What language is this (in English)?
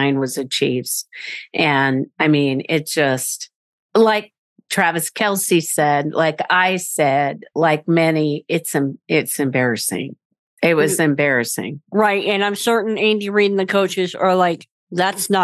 English